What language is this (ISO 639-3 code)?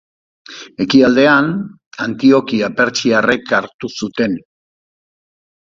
eus